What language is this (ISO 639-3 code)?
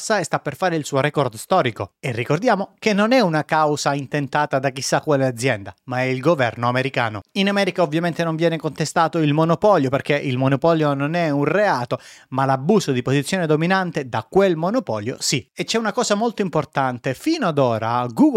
ita